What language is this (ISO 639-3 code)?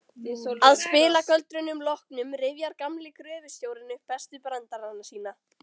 isl